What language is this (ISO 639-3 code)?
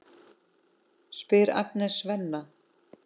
isl